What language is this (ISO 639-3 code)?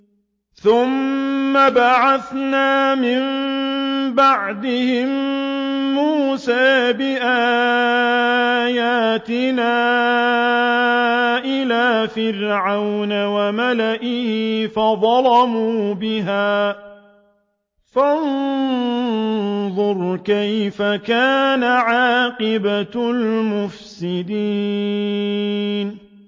ara